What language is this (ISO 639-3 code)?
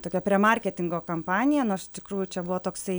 lit